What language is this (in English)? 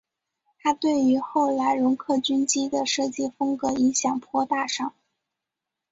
Chinese